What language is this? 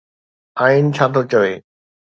Sindhi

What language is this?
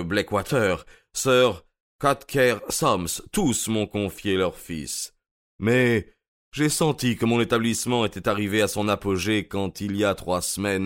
French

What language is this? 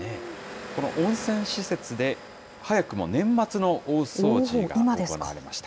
Japanese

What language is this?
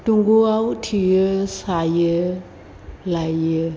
Bodo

